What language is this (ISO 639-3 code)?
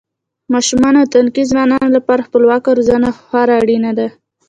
pus